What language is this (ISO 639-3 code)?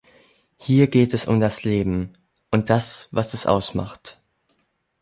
deu